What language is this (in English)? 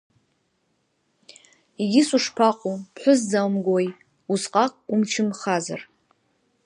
Abkhazian